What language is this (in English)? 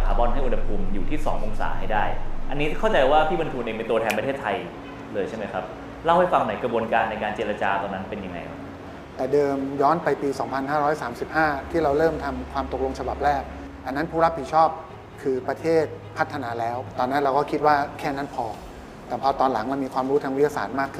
Thai